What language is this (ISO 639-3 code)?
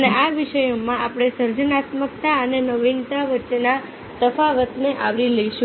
guj